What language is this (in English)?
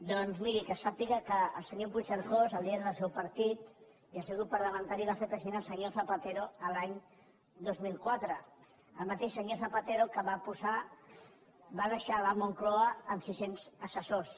Catalan